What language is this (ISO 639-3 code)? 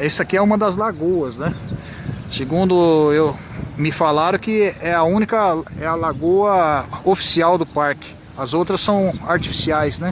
por